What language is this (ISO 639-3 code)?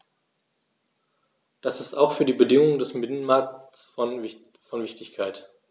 deu